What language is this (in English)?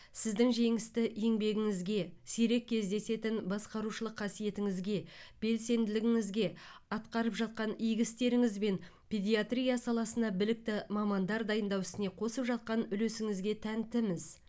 Kazakh